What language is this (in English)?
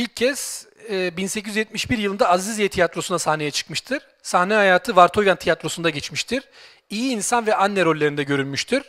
Turkish